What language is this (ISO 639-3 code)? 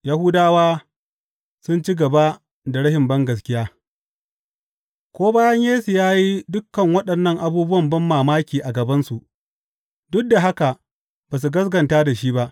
hau